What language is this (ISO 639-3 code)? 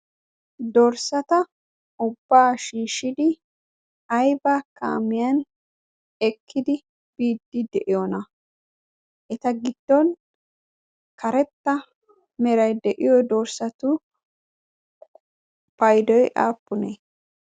wal